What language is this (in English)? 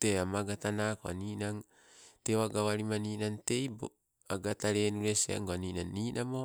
Sibe